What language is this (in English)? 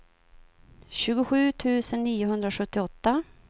Swedish